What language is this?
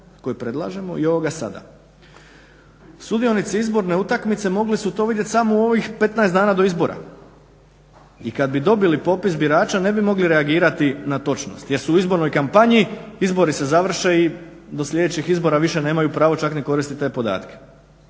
Croatian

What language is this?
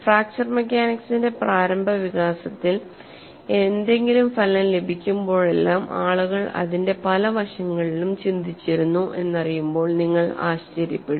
Malayalam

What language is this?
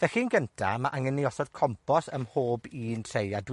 Welsh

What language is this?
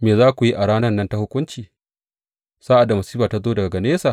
Hausa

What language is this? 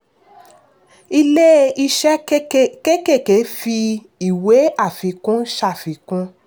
Yoruba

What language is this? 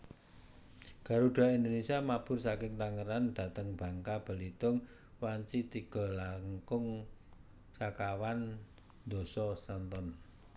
Javanese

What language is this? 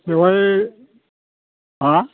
Bodo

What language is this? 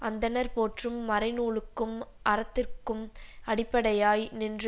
Tamil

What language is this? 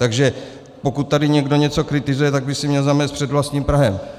Czech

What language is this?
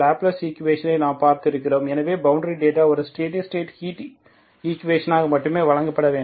Tamil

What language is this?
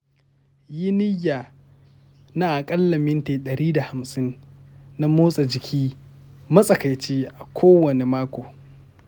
Hausa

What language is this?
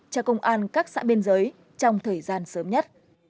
Vietnamese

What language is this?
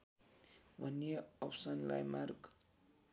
Nepali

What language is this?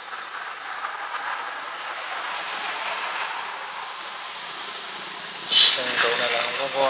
Vietnamese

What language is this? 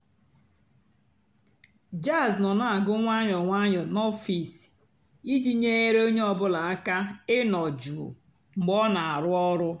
Igbo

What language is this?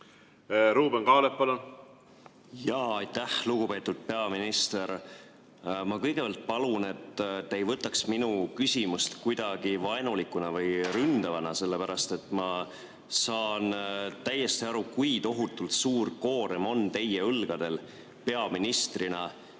Estonian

